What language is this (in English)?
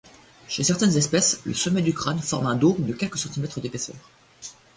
French